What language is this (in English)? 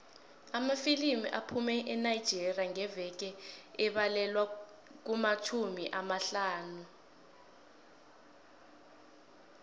South Ndebele